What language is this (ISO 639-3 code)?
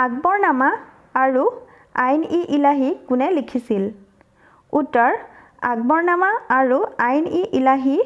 asm